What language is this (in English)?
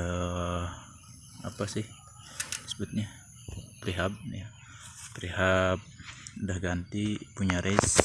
Indonesian